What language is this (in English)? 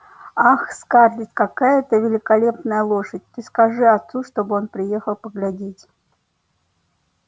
Russian